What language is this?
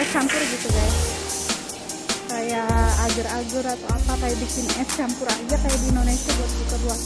Indonesian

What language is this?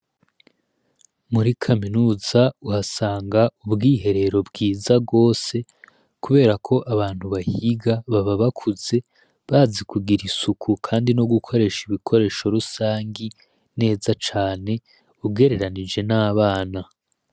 Rundi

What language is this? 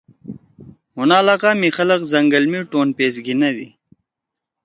Torwali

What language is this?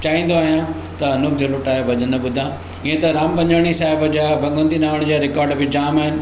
Sindhi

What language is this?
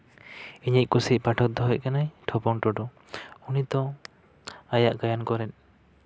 Santali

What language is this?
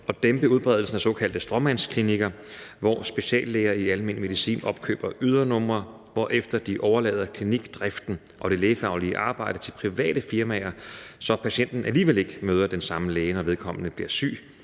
Danish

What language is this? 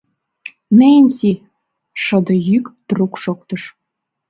Mari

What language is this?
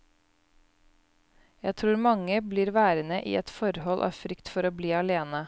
Norwegian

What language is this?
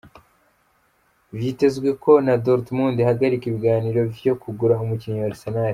Kinyarwanda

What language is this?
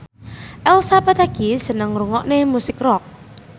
Javanese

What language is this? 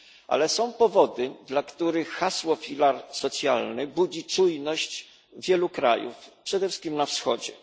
Polish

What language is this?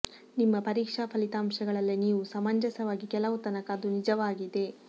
Kannada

